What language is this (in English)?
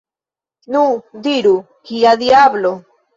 Esperanto